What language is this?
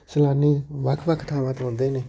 Punjabi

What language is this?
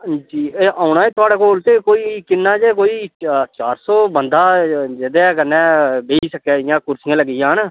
Dogri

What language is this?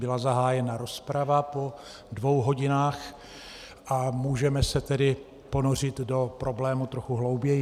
Czech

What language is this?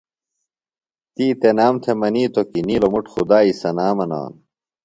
Phalura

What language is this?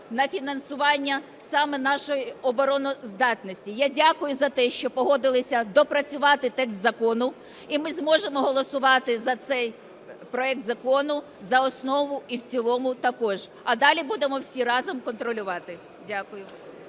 Ukrainian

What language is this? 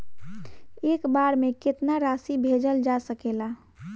Bhojpuri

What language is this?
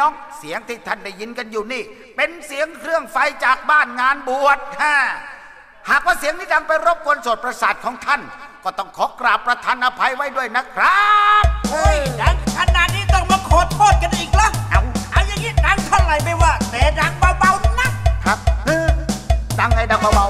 Thai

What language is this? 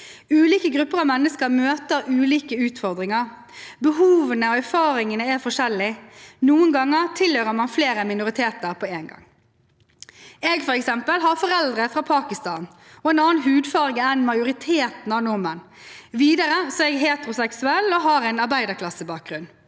Norwegian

